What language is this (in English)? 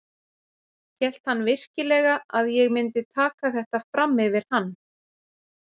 Icelandic